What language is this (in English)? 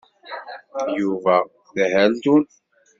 Kabyle